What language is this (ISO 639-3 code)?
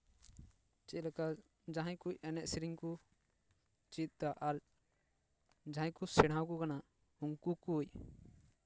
sat